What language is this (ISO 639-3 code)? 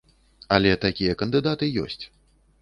bel